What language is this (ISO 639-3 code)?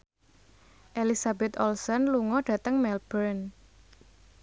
jav